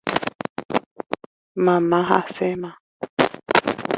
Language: Guarani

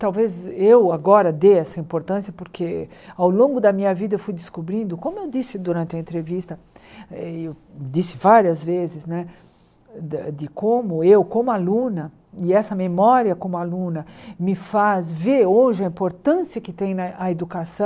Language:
Portuguese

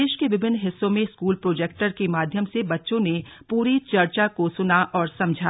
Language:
Hindi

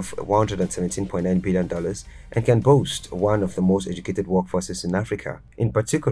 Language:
English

